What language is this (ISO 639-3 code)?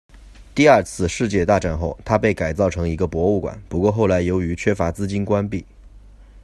zho